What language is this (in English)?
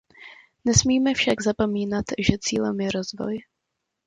Czech